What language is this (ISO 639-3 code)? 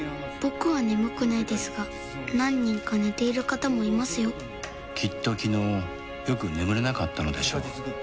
jpn